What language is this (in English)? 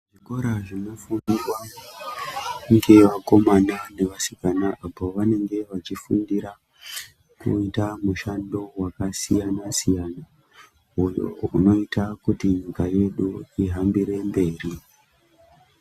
Ndau